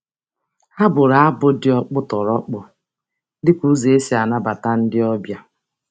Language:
Igbo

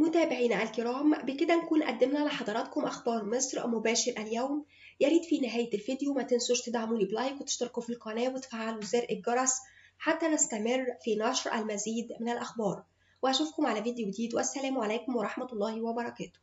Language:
Arabic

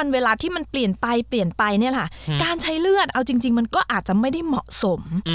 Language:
Thai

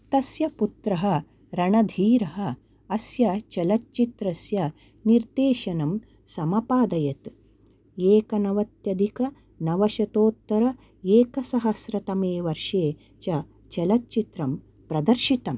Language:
Sanskrit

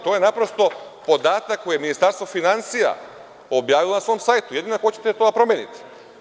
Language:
Serbian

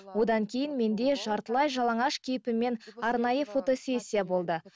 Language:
Kazakh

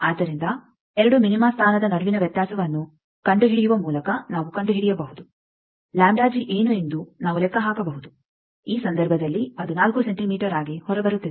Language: Kannada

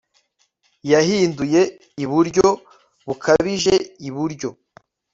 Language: Kinyarwanda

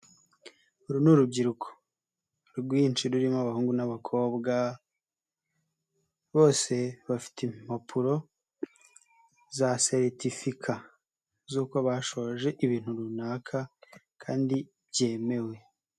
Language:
Kinyarwanda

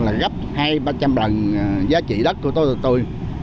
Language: Vietnamese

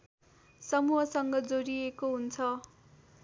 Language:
Nepali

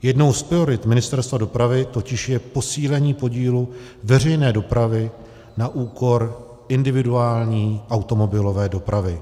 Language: Czech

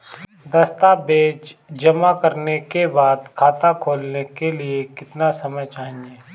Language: Hindi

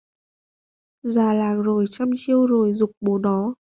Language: Vietnamese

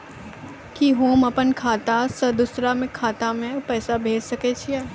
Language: Maithili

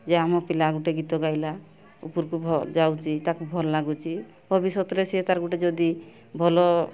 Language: Odia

